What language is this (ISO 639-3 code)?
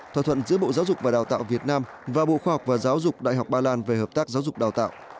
vie